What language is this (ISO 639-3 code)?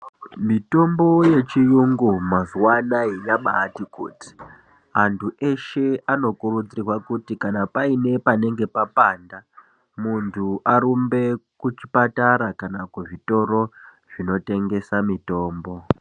ndc